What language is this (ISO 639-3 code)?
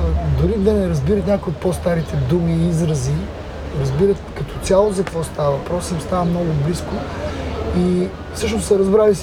bul